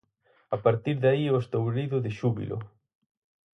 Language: Galician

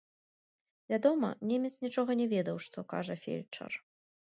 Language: Belarusian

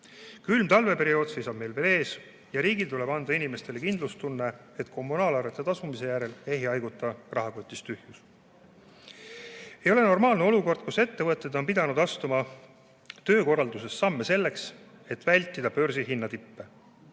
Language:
Estonian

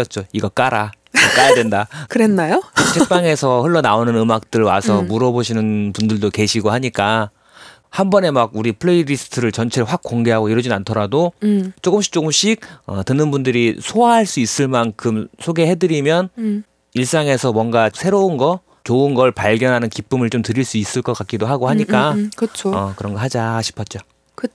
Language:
Korean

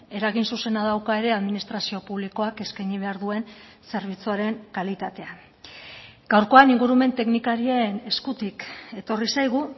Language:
Basque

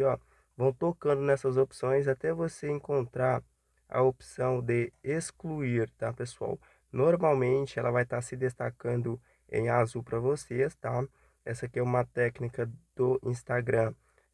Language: Portuguese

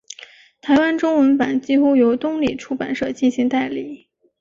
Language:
Chinese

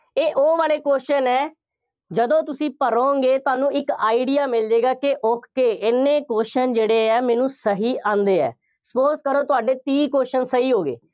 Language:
Punjabi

